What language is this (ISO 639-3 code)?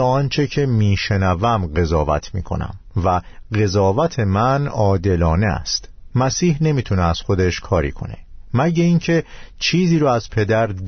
fas